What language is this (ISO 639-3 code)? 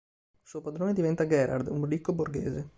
ita